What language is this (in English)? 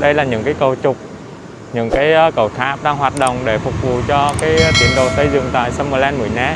Vietnamese